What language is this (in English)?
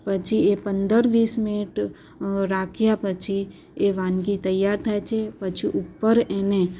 Gujarati